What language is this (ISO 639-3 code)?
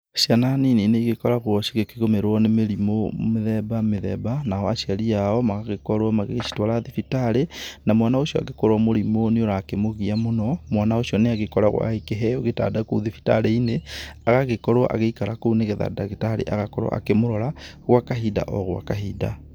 kik